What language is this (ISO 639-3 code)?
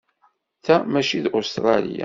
kab